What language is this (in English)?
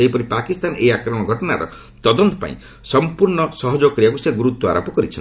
Odia